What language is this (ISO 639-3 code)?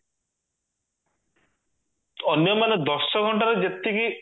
ori